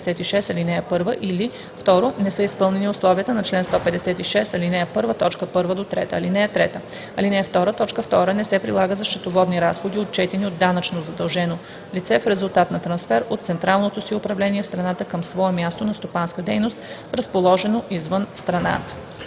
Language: Bulgarian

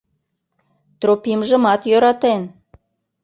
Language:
Mari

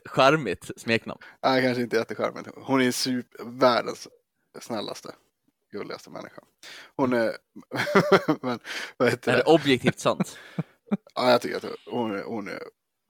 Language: Swedish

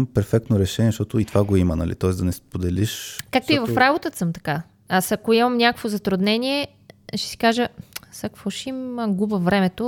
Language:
Bulgarian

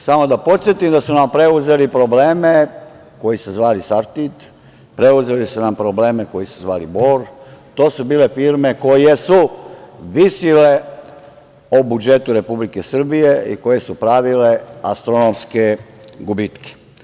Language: Serbian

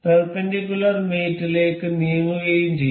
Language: Malayalam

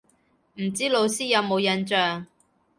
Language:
Cantonese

